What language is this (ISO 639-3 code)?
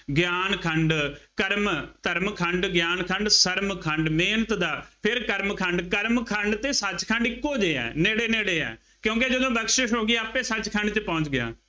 pan